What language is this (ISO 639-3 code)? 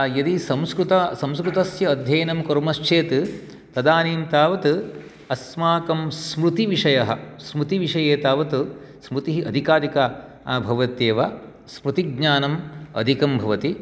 san